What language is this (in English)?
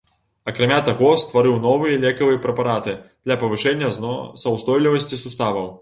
Belarusian